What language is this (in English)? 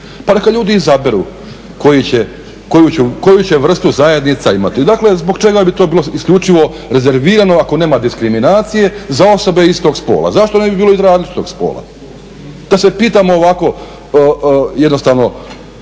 Croatian